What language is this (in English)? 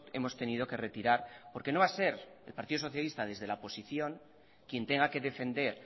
Spanish